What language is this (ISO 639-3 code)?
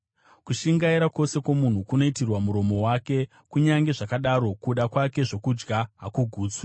sna